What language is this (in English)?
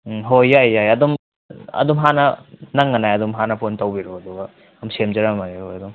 Manipuri